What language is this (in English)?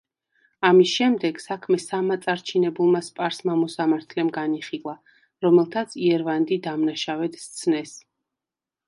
Georgian